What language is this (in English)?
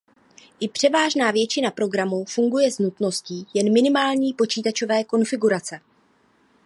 Czech